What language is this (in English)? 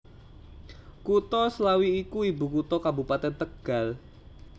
Javanese